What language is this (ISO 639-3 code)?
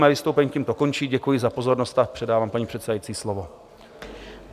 ces